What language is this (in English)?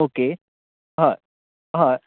Konkani